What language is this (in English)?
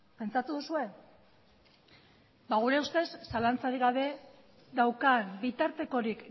Basque